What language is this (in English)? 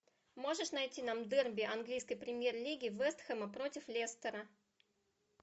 Russian